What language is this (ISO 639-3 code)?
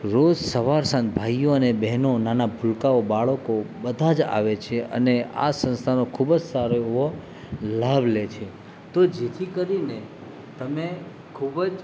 guj